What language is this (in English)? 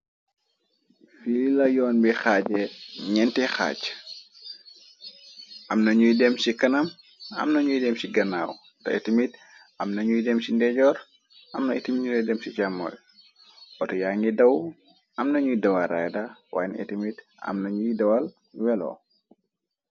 Wolof